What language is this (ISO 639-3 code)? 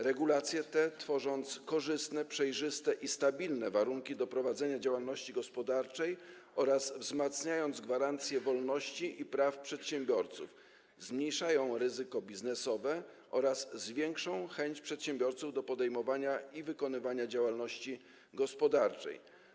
pol